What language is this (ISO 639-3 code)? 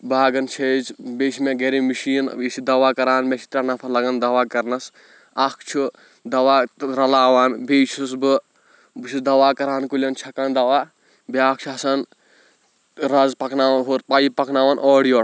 kas